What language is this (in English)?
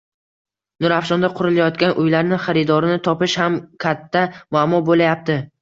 Uzbek